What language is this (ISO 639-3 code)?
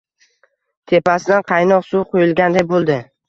uzb